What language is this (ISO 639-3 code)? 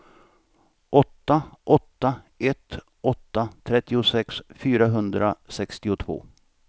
swe